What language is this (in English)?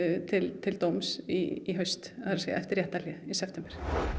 Icelandic